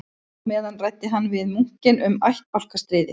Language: Icelandic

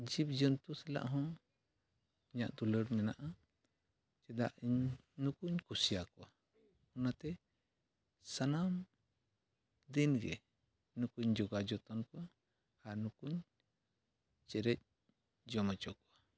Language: Santali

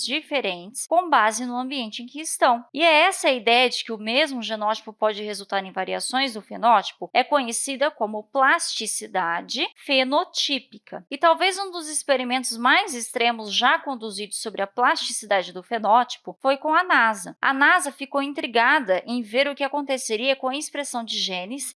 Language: Portuguese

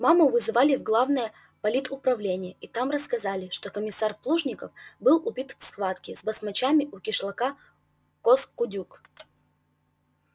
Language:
Russian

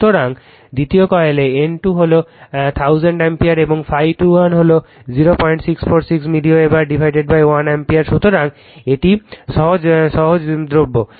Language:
Bangla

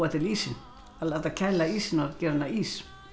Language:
Icelandic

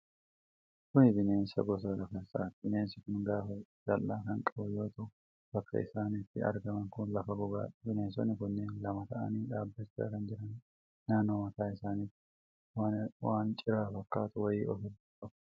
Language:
Oromo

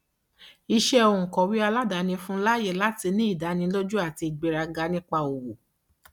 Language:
Yoruba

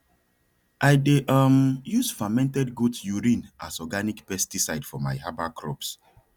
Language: Nigerian Pidgin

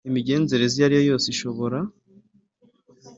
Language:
Kinyarwanda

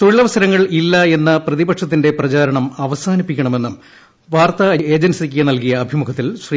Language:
Malayalam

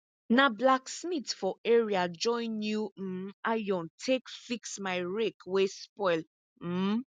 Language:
Nigerian Pidgin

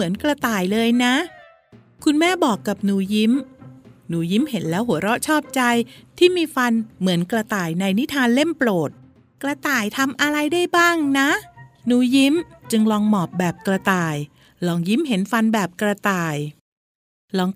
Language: Thai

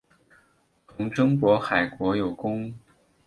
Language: Chinese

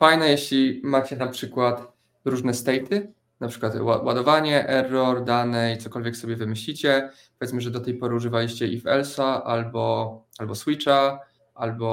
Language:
Polish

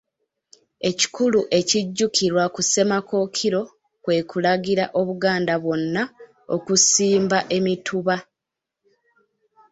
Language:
Ganda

